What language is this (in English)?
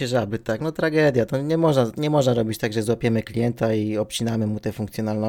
Polish